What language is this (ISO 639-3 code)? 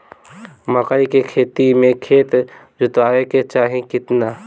bho